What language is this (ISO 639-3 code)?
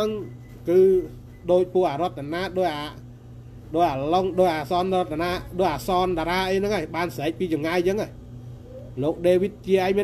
tha